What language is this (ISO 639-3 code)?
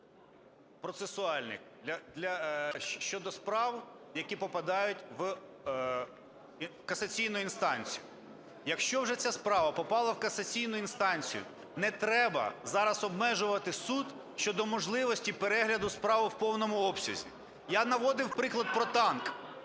ukr